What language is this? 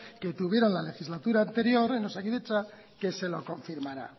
Spanish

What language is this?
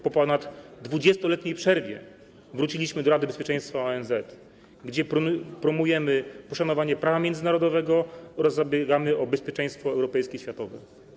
Polish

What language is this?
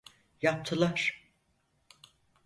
Turkish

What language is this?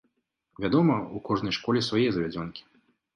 Belarusian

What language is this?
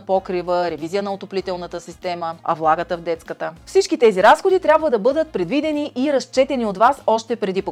Bulgarian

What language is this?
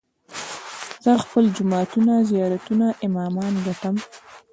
Pashto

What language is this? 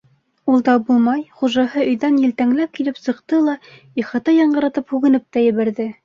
Bashkir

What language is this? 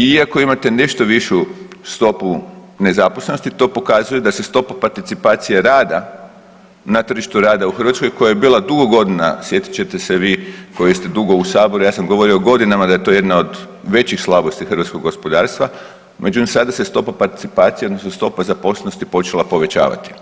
Croatian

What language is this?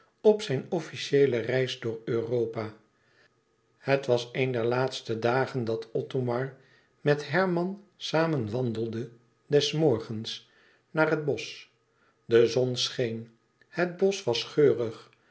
Dutch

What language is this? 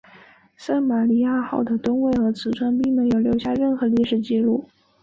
Chinese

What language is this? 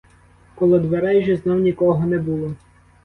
Ukrainian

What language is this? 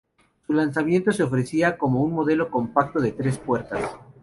Spanish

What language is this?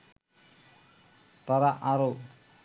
Bangla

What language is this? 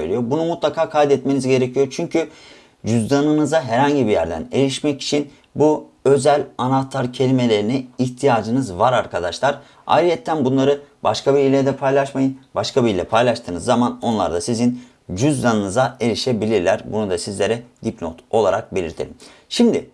Turkish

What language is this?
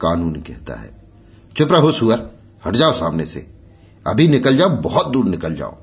Hindi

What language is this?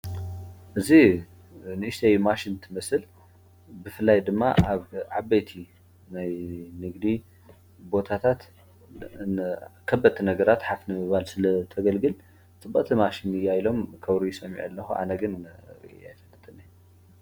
Tigrinya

